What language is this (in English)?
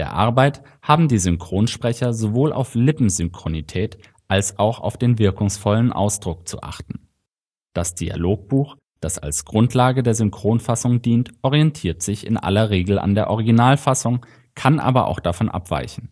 German